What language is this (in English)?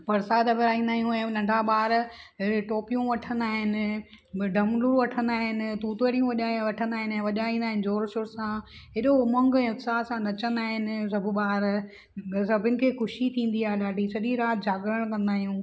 Sindhi